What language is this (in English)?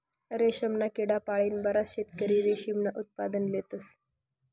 Marathi